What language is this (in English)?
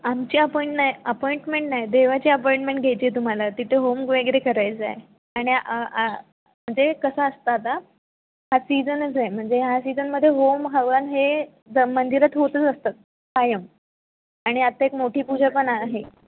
Marathi